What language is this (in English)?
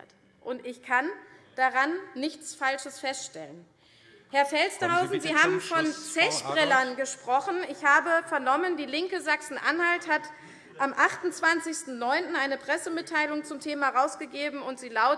German